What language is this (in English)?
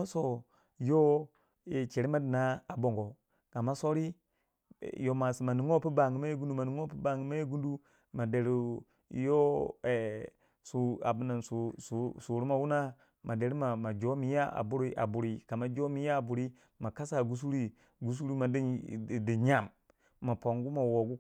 Waja